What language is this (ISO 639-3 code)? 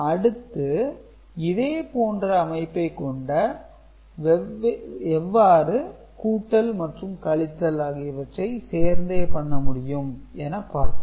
tam